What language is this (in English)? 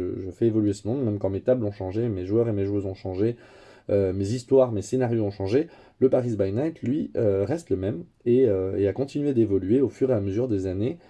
French